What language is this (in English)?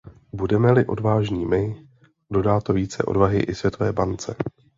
Czech